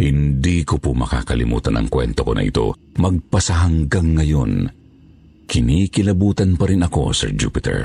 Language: Filipino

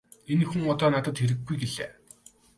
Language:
Mongolian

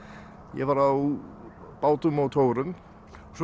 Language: Icelandic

